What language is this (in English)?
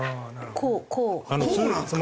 Japanese